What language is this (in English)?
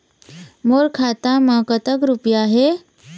Chhattisgarhi